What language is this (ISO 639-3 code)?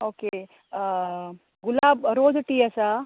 kok